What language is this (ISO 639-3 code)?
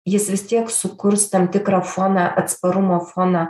lit